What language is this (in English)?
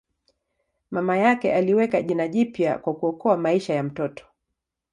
Swahili